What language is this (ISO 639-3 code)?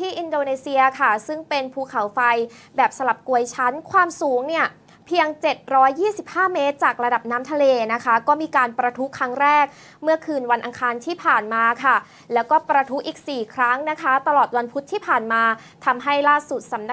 tha